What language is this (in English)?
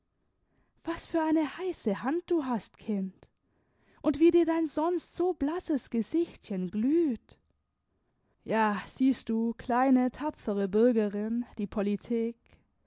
German